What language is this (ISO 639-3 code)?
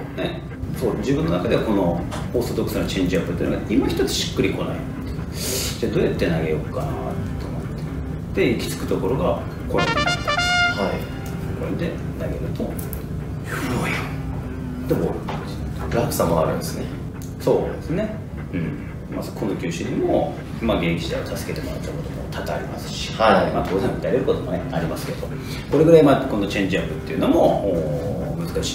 jpn